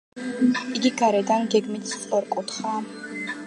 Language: Georgian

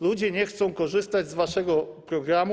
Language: Polish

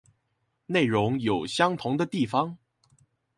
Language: Chinese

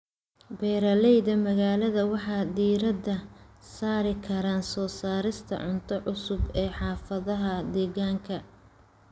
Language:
Somali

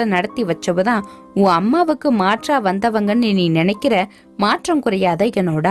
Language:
Tamil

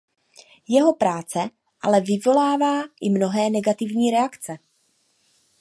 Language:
Czech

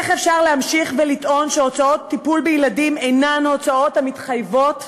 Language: Hebrew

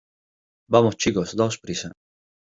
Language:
Spanish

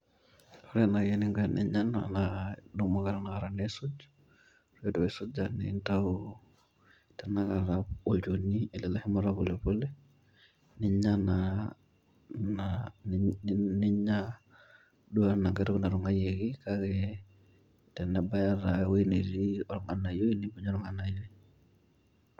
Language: Masai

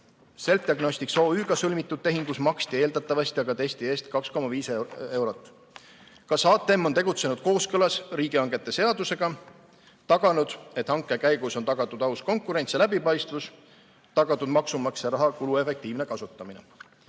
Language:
Estonian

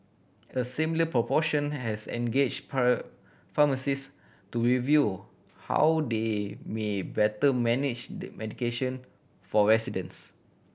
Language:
English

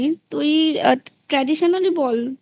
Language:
Bangla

